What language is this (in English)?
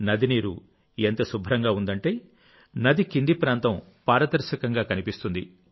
Telugu